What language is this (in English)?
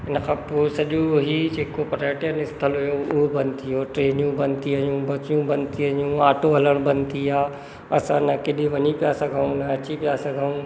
Sindhi